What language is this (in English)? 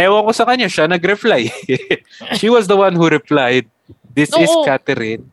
Filipino